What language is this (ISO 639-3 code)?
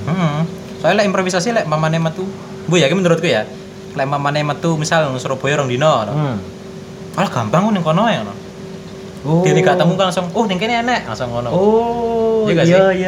ind